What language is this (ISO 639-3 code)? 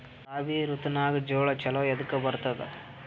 kan